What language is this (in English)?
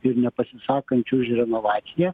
Lithuanian